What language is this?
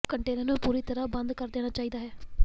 Punjabi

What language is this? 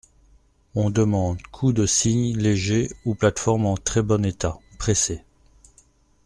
French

